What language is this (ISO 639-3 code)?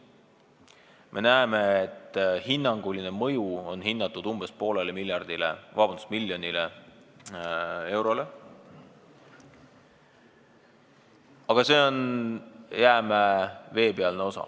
est